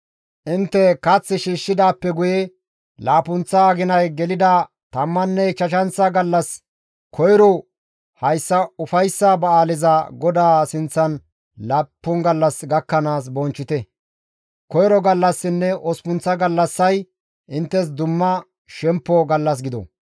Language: Gamo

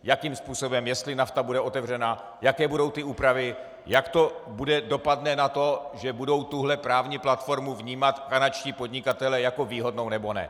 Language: Czech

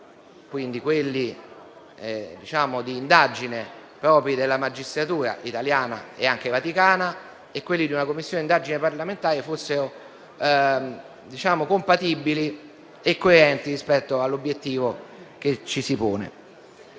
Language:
Italian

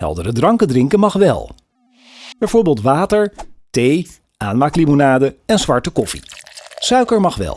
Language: Dutch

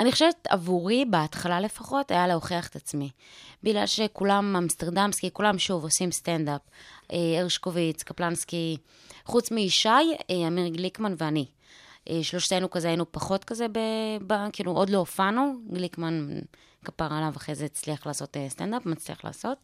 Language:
Hebrew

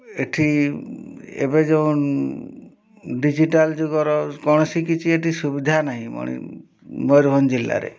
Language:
Odia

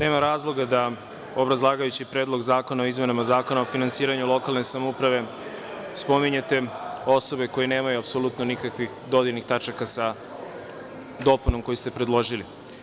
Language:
Serbian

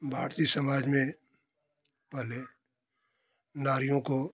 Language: Hindi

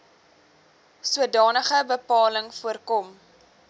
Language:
Afrikaans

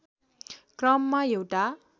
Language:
Nepali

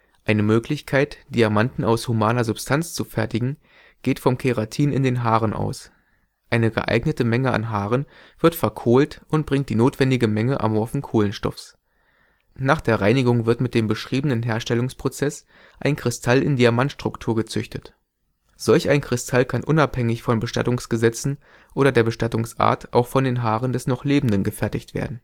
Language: German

